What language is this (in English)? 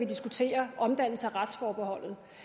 Danish